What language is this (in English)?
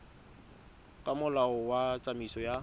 Tswana